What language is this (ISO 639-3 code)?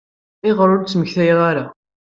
kab